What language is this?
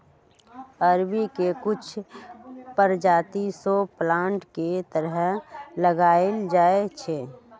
Magahi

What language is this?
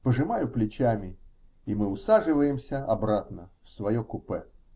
Russian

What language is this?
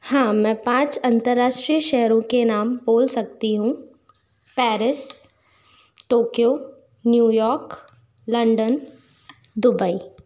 Hindi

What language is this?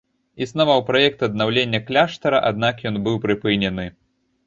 Belarusian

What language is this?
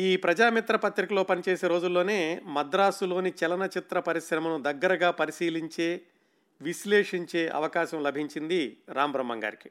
Telugu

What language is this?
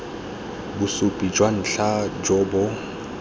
Tswana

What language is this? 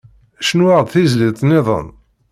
Kabyle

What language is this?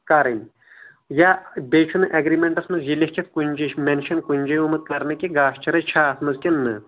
Kashmiri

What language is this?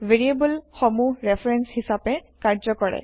Assamese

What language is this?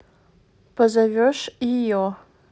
Russian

